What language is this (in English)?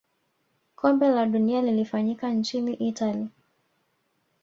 Swahili